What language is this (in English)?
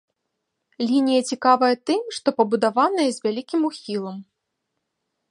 Belarusian